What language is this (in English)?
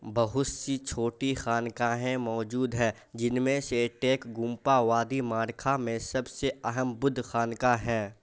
Urdu